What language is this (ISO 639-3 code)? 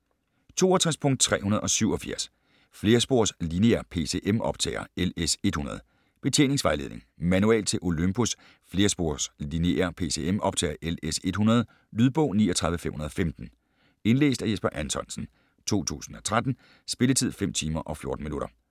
dan